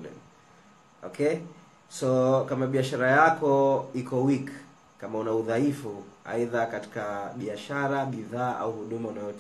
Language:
Swahili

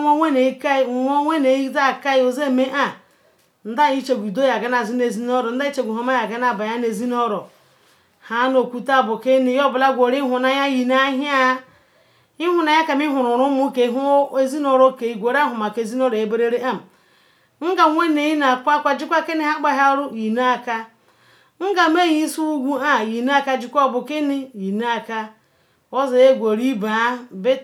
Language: Ikwere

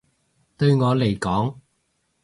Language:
Cantonese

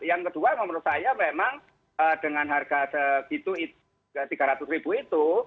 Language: Indonesian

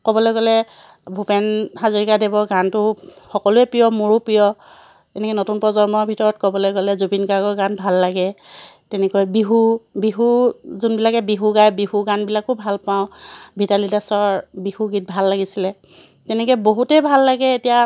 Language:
Assamese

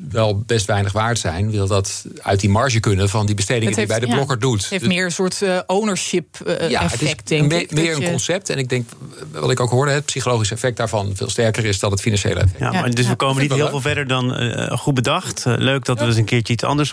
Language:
Dutch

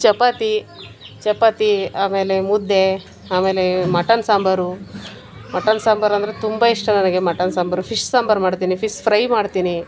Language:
Kannada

